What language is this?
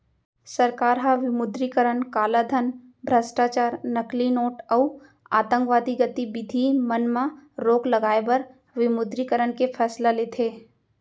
Chhattisgarhi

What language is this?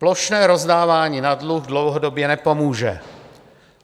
Czech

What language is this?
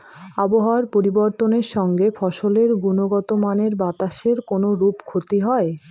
Bangla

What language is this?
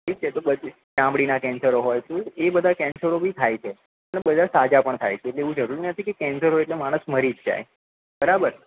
Gujarati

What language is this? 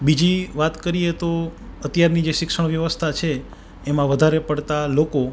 Gujarati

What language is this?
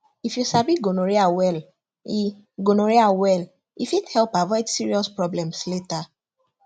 Nigerian Pidgin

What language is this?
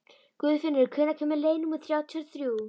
Icelandic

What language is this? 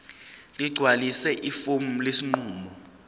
Zulu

